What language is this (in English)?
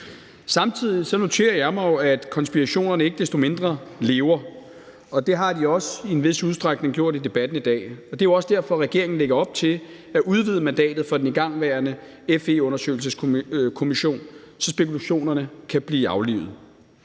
Danish